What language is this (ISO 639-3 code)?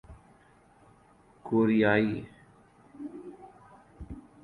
urd